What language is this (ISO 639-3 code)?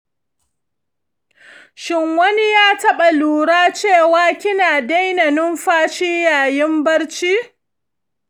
hau